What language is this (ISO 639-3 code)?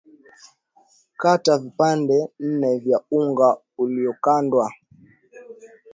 swa